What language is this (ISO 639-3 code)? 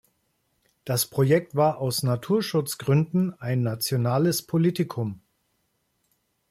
deu